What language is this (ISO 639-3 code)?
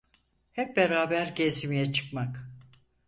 tur